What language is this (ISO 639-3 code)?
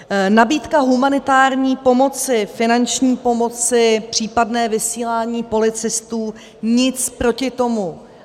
ces